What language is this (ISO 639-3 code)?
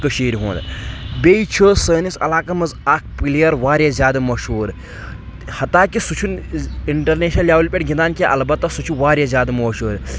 kas